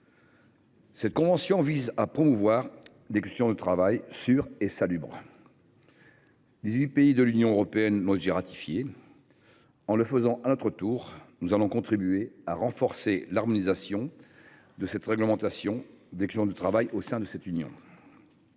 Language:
French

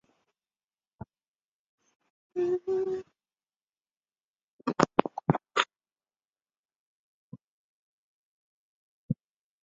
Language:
Chinese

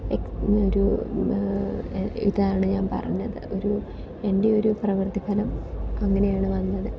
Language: Malayalam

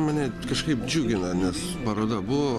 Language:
Lithuanian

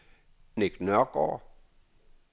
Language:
Danish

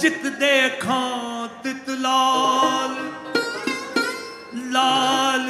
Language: Punjabi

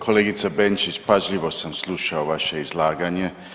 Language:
Croatian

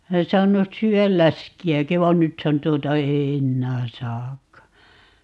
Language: Finnish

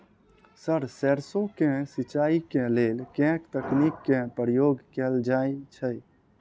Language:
Maithili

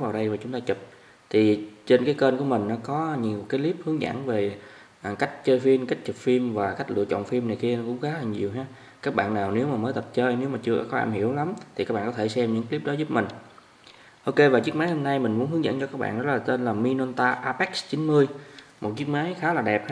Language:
Vietnamese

